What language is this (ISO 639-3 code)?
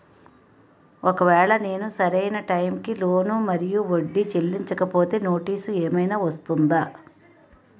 tel